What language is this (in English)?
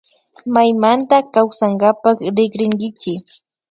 Imbabura Highland Quichua